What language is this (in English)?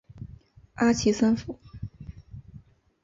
Chinese